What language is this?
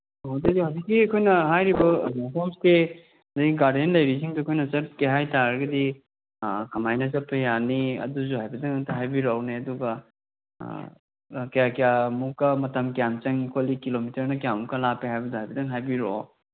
Manipuri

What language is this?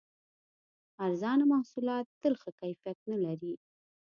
Pashto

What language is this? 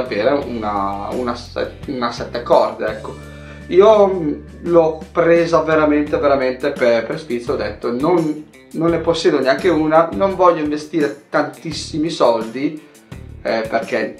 Italian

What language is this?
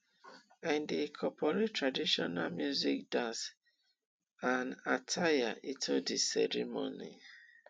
Nigerian Pidgin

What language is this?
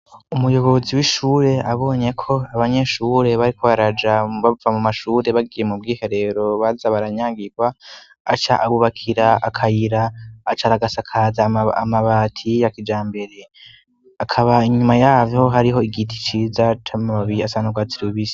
Rundi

